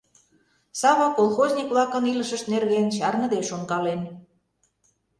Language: Mari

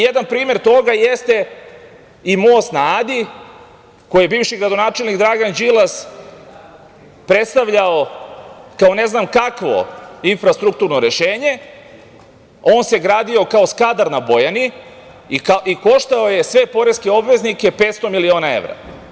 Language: Serbian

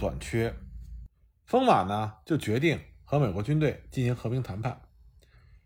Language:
Chinese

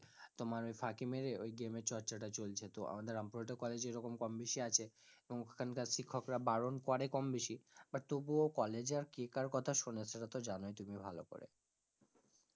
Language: Bangla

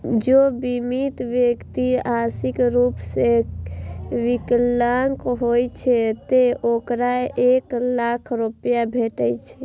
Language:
Maithili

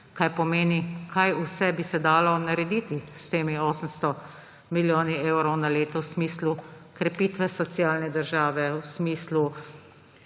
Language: Slovenian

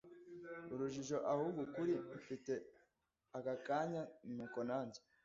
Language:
Kinyarwanda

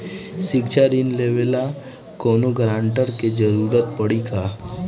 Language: Bhojpuri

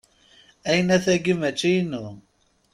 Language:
Kabyle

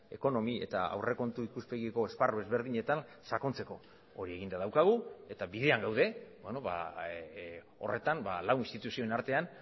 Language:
Basque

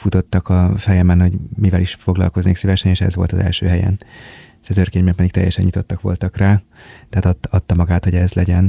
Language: Hungarian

